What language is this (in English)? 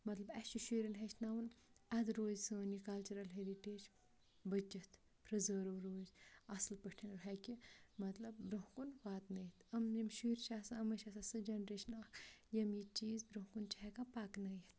Kashmiri